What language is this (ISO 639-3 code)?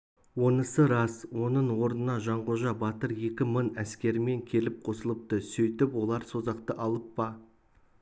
kaz